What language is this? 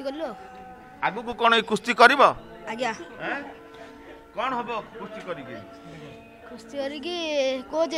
Dutch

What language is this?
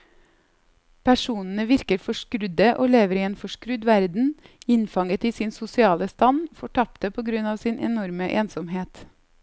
Norwegian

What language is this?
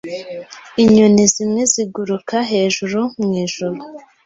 Kinyarwanda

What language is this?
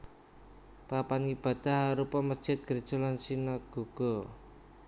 Javanese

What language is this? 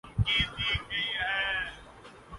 Urdu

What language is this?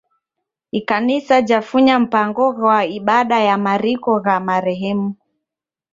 Taita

